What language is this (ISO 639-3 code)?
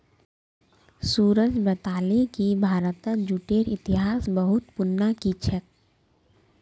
mag